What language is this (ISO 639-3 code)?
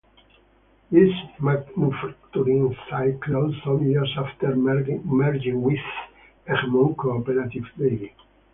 eng